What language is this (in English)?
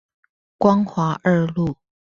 Chinese